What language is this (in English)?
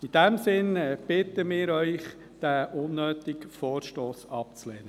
Swiss German